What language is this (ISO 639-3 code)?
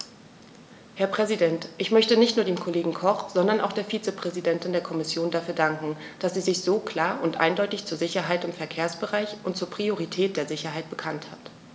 deu